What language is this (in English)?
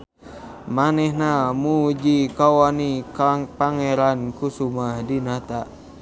Sundanese